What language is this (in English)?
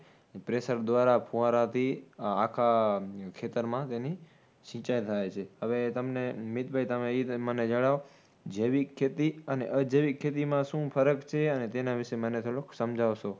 Gujarati